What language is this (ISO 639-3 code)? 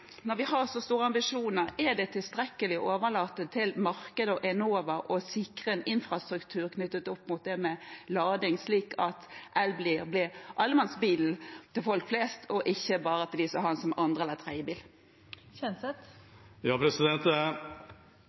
nob